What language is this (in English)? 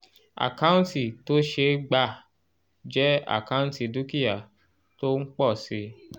Yoruba